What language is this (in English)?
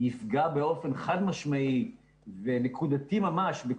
Hebrew